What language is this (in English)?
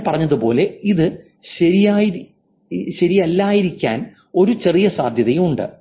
Malayalam